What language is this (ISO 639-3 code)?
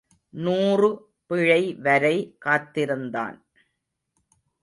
tam